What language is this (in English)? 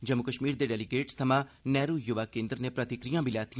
Dogri